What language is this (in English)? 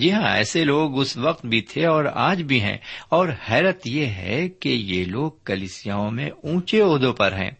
Urdu